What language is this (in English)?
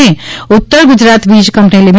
Gujarati